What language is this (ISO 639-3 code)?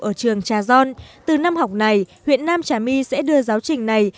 vie